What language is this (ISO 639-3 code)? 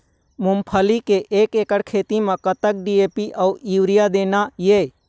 hne